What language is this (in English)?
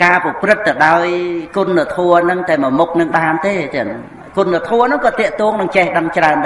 Vietnamese